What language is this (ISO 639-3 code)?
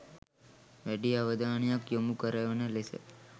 sin